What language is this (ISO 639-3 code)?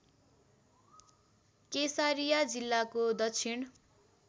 nep